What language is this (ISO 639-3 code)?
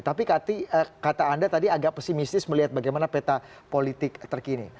ind